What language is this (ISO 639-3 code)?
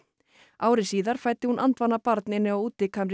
isl